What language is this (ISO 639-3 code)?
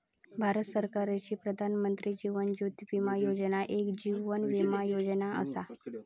mar